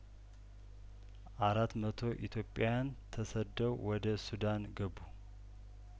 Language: Amharic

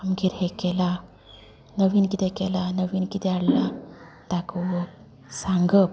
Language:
Konkani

